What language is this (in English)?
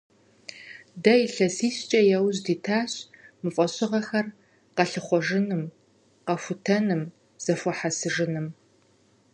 Kabardian